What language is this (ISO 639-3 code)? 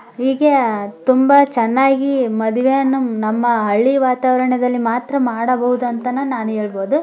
kan